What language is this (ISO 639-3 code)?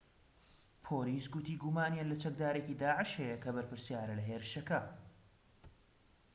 ckb